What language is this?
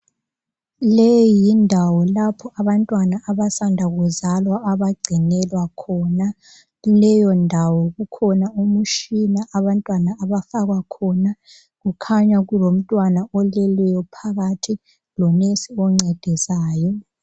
North Ndebele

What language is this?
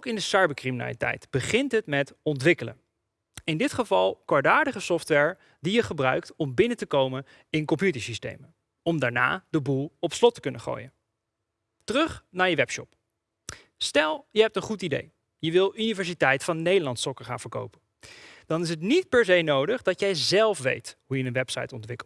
Dutch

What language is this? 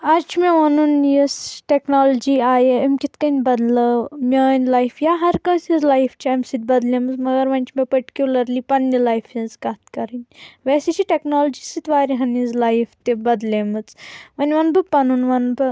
Kashmiri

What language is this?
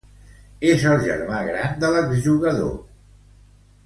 Catalan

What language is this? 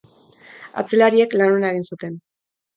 Basque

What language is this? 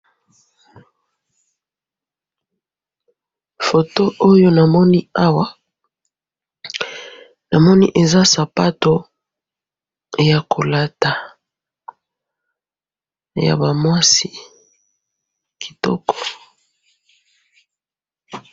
Lingala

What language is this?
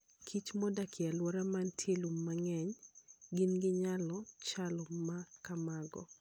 Luo (Kenya and Tanzania)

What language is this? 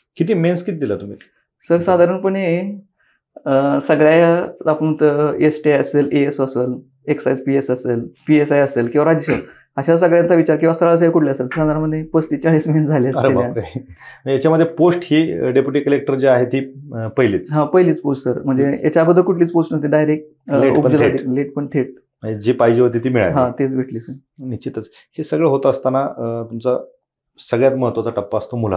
Marathi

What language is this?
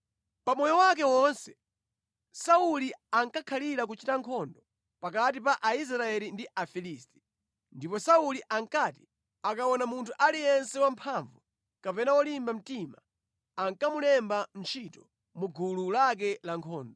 Nyanja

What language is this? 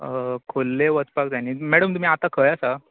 Konkani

